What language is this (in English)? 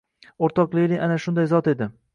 Uzbek